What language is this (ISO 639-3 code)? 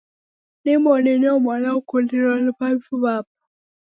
dav